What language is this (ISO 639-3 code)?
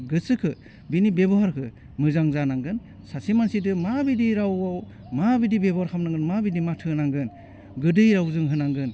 brx